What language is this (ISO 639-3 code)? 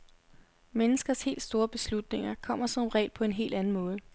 dan